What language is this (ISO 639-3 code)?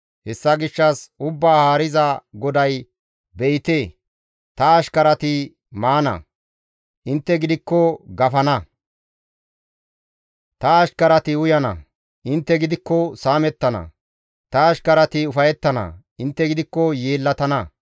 gmv